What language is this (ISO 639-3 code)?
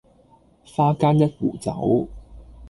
yue